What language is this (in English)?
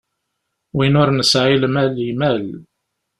Kabyle